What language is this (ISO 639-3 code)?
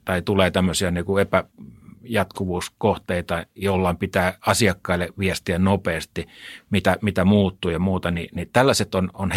fin